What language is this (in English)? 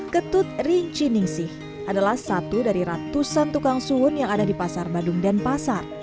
Indonesian